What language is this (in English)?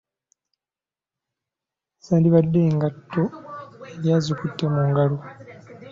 Ganda